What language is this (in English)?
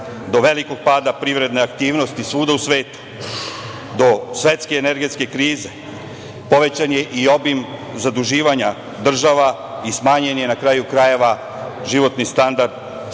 Serbian